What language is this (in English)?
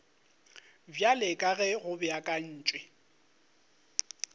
Northern Sotho